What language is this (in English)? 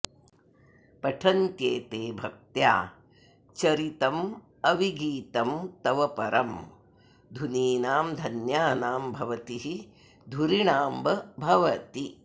Sanskrit